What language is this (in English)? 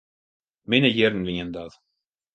Western Frisian